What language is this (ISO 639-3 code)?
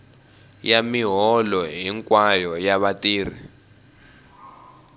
tso